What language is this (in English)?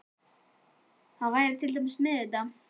Icelandic